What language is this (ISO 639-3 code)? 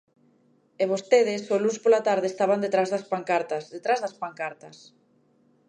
glg